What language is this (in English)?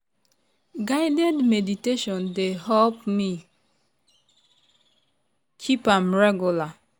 Nigerian Pidgin